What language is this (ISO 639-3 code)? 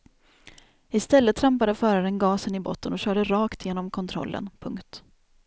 swe